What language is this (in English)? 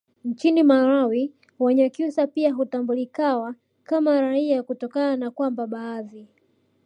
Swahili